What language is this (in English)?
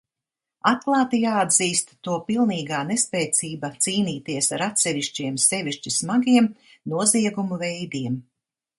Latvian